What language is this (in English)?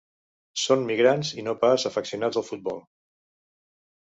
Catalan